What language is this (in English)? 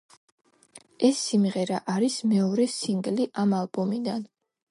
Georgian